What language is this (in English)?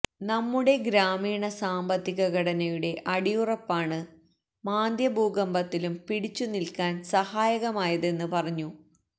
Malayalam